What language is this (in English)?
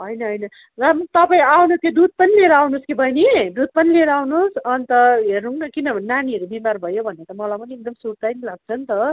Nepali